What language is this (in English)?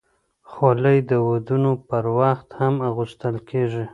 Pashto